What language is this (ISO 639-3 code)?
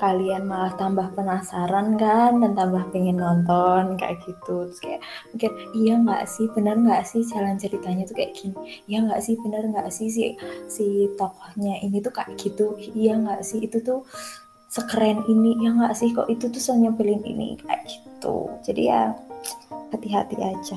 ind